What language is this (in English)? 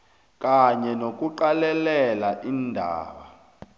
South Ndebele